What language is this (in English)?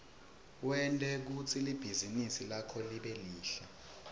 Swati